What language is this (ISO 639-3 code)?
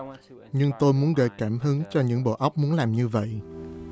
vie